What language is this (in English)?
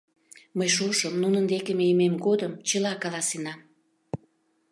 Mari